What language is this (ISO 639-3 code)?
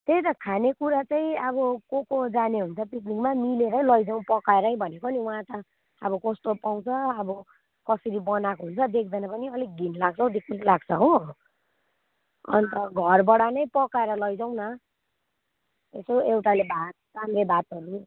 nep